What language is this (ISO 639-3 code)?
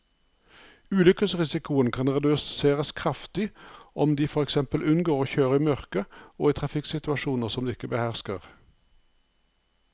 nor